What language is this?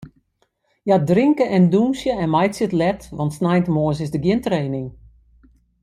Western Frisian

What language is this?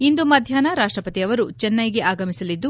Kannada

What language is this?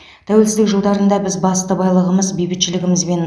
Kazakh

